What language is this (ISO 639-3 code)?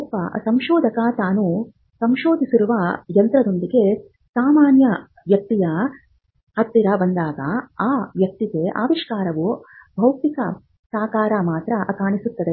kan